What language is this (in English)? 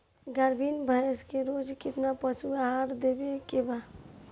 Bhojpuri